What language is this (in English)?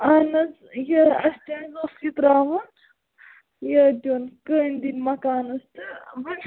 Kashmiri